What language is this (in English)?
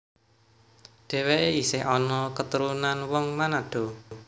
Javanese